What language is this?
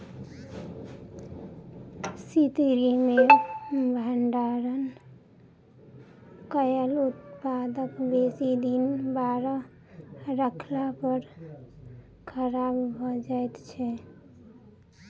Maithili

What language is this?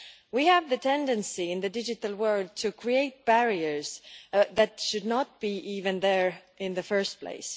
English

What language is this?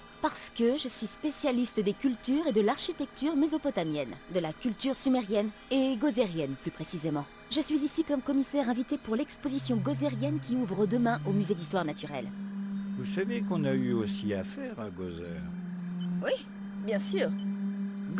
French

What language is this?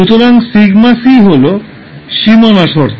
Bangla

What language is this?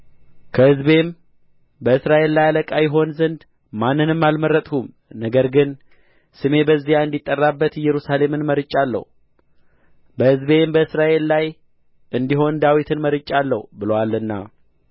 Amharic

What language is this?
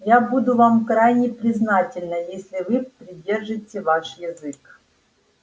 Russian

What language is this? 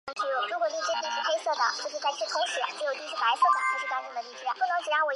Chinese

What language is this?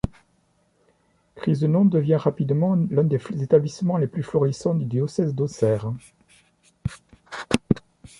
French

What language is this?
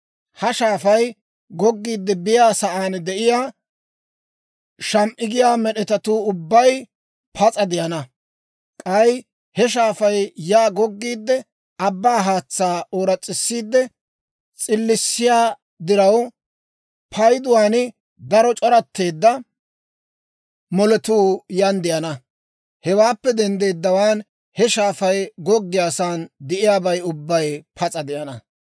Dawro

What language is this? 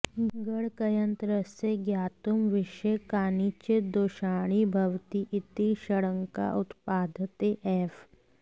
Sanskrit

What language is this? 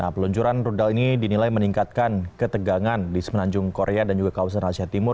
Indonesian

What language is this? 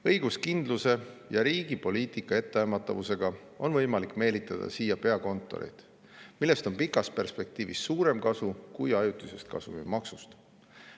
Estonian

